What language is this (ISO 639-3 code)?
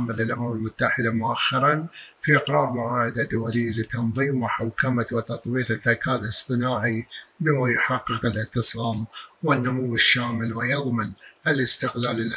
ara